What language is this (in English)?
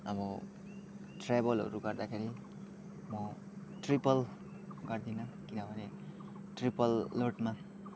Nepali